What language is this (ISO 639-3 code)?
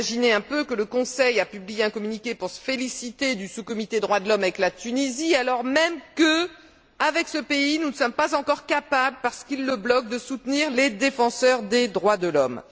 fra